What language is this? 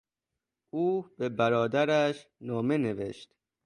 Persian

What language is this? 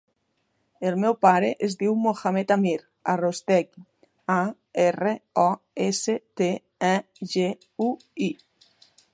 Catalan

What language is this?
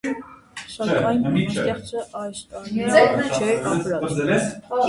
Armenian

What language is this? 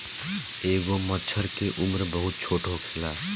Bhojpuri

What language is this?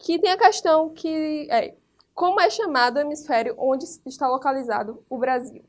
Portuguese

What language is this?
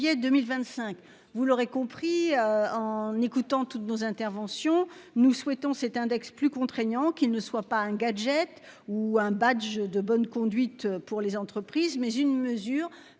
French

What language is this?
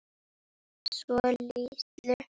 Icelandic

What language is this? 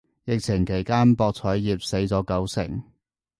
Cantonese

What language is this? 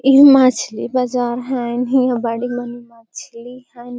Magahi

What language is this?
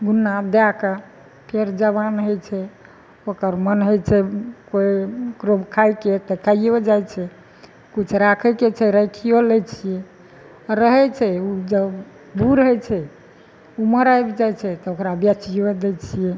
Maithili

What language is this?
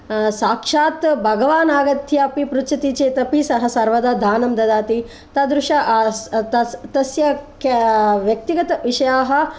Sanskrit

